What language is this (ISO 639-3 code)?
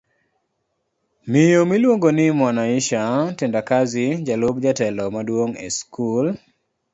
luo